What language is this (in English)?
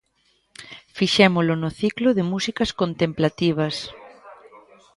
Galician